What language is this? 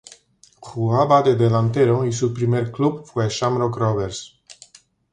Spanish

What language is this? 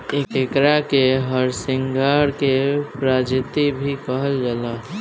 Bhojpuri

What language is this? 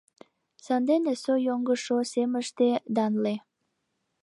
Mari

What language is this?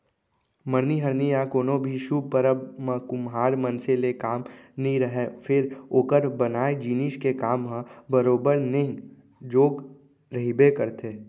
Chhattisgarhi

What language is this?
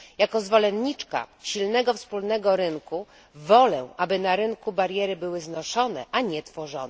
Polish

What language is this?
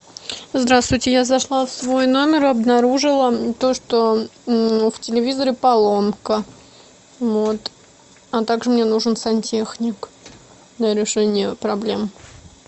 Russian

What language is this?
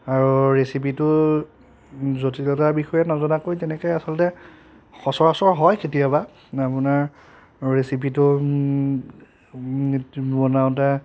Assamese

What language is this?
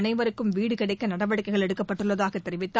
Tamil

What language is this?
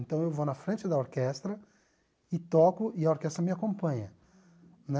Portuguese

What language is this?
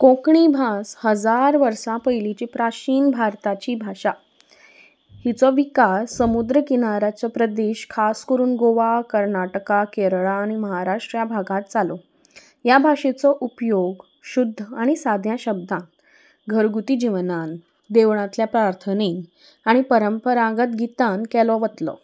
Konkani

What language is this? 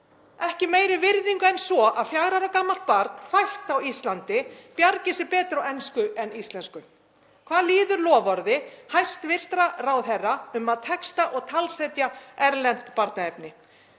Icelandic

